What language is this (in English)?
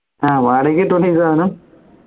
Malayalam